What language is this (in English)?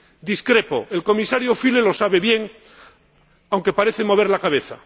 Spanish